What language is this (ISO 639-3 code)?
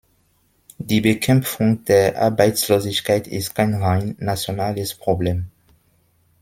deu